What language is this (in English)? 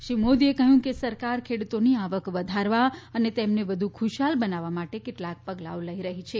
Gujarati